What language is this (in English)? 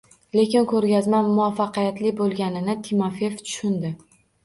Uzbek